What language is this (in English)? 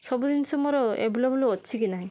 Odia